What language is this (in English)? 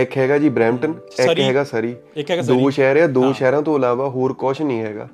Punjabi